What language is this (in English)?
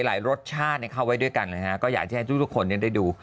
Thai